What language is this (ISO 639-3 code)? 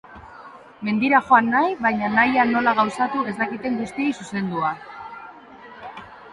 eus